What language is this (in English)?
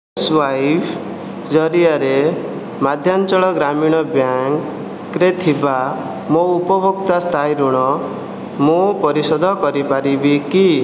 Odia